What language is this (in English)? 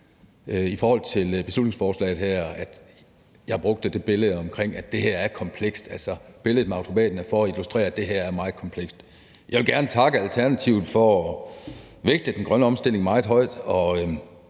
Danish